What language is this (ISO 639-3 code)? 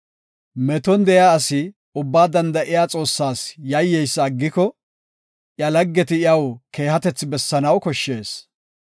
gof